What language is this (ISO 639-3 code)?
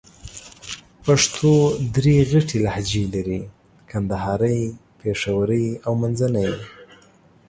pus